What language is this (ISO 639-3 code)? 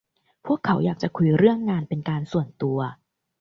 tha